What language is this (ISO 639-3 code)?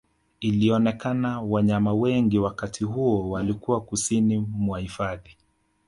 swa